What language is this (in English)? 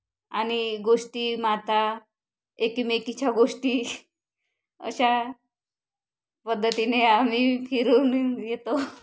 Marathi